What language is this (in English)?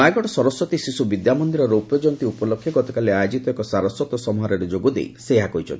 Odia